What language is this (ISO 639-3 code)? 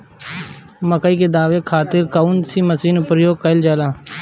bho